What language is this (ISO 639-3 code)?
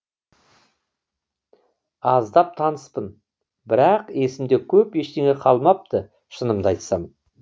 kaz